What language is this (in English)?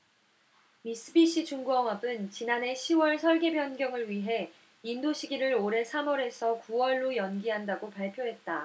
Korean